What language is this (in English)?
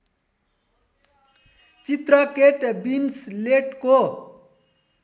Nepali